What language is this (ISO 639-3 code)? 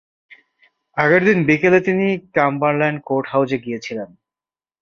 ben